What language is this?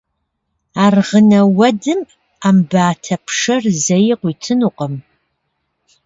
Kabardian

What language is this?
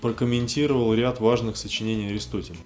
Russian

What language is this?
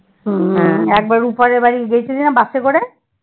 Bangla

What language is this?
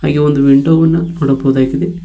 Kannada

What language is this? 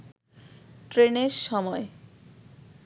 Bangla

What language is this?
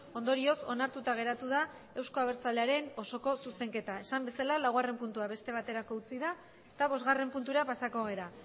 Basque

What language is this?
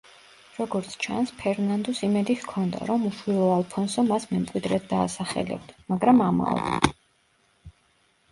Georgian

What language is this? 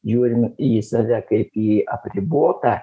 Lithuanian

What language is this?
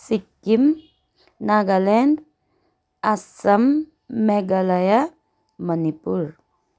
Nepali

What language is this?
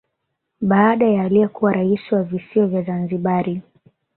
Swahili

